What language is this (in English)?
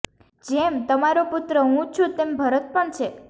Gujarati